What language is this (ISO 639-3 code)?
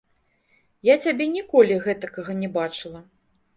bel